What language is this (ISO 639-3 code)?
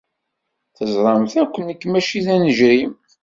kab